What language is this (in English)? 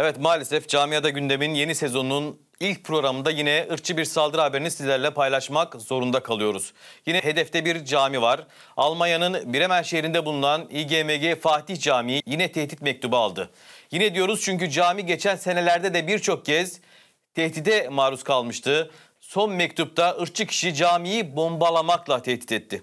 Turkish